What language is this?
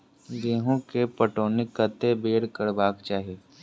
Maithili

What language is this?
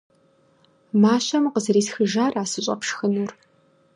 Kabardian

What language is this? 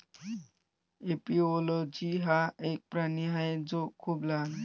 Marathi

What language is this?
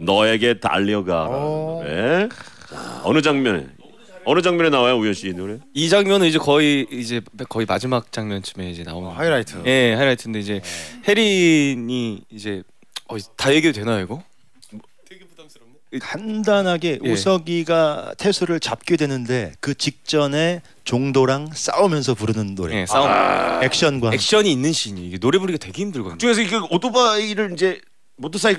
Korean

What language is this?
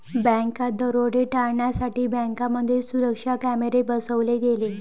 Marathi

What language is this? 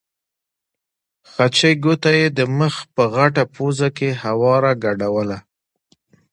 Pashto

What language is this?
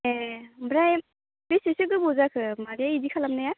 Bodo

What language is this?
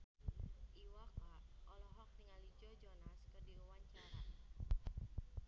Sundanese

